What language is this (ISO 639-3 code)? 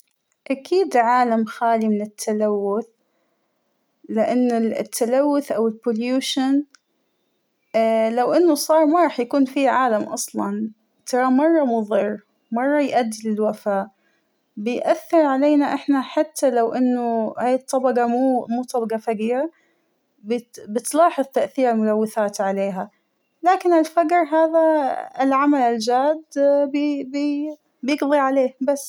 acw